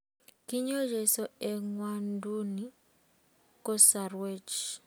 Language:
Kalenjin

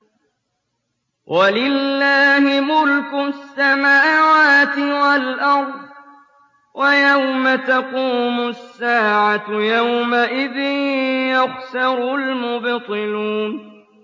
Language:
Arabic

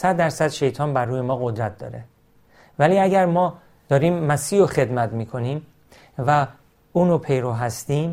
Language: Persian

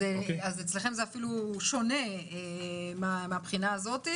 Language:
Hebrew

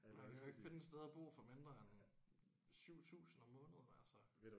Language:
Danish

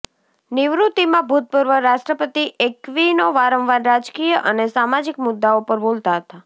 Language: Gujarati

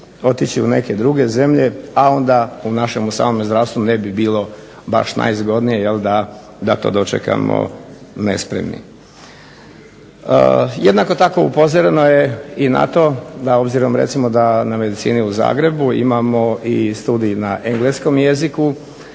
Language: Croatian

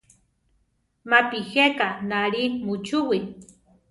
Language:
Central Tarahumara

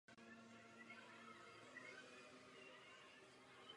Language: Czech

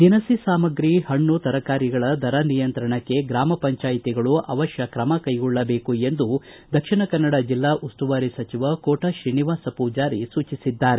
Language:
Kannada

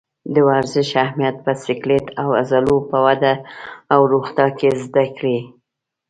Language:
Pashto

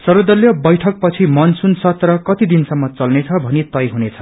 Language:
Nepali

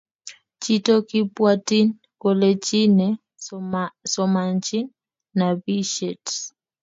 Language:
Kalenjin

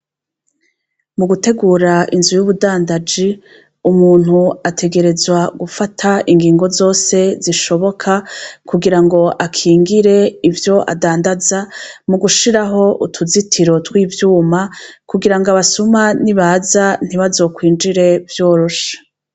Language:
Rundi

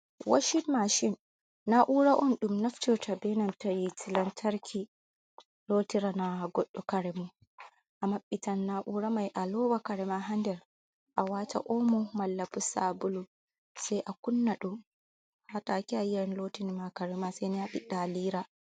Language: Fula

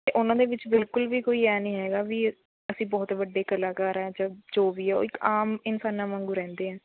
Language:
Punjabi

